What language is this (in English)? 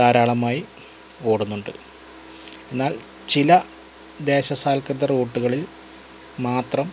Malayalam